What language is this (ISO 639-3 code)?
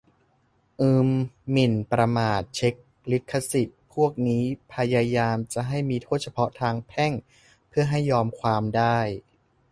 tha